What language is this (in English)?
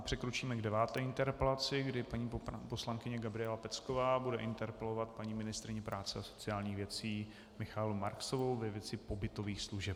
Czech